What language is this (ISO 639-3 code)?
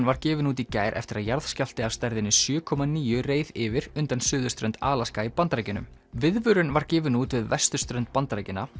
isl